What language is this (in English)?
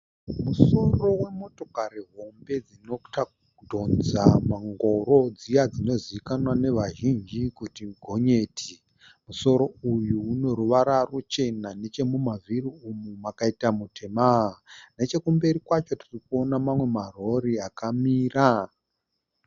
Shona